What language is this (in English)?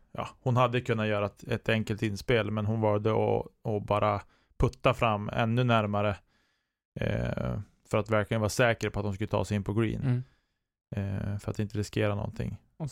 Swedish